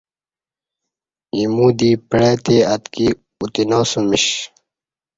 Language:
Kati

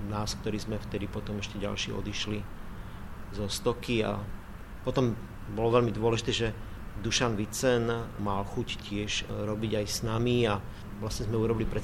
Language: Slovak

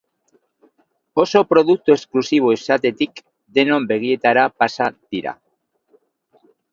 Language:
Basque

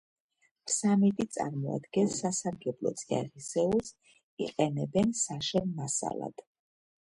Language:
Georgian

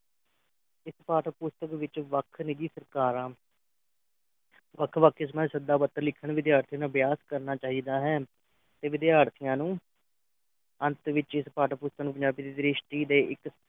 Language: Punjabi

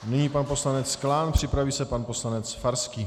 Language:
Czech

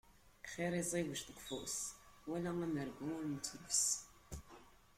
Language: Kabyle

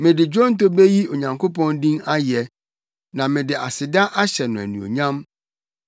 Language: Akan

